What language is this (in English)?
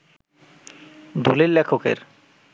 Bangla